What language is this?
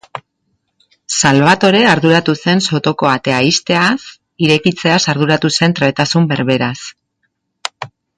Basque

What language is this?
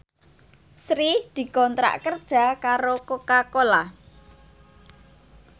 Javanese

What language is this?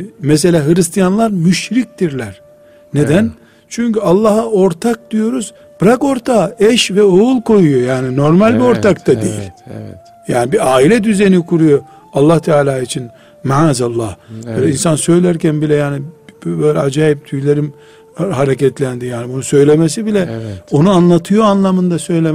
Turkish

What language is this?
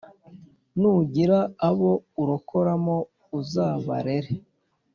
Kinyarwanda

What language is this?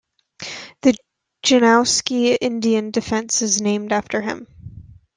English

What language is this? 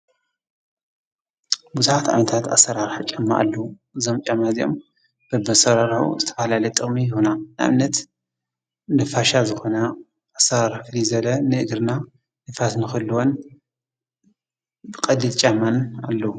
Tigrinya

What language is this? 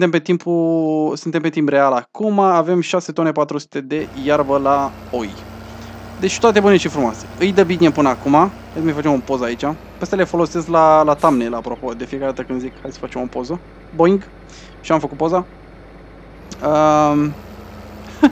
Romanian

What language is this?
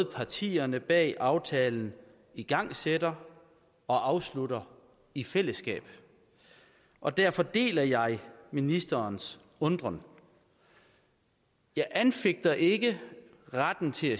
Danish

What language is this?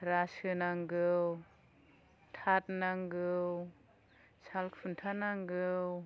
Bodo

